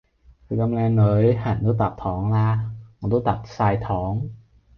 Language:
Cantonese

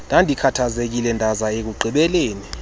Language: Xhosa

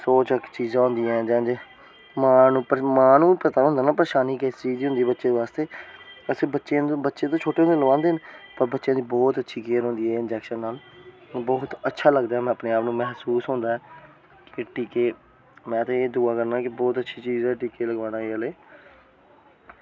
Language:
Dogri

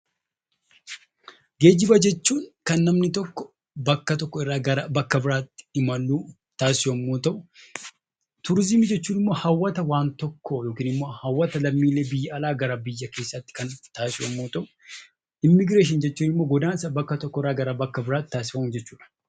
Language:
Oromo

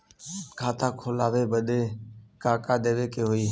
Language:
Bhojpuri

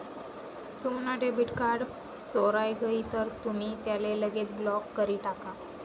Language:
Marathi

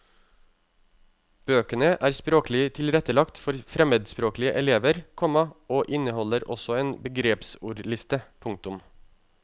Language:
Norwegian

